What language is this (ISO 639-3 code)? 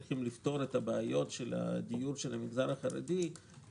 heb